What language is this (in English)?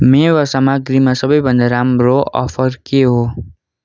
Nepali